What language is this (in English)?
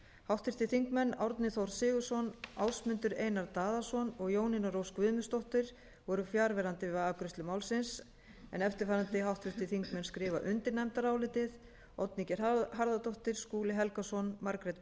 Icelandic